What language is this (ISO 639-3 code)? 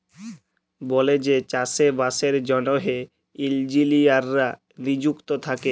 ben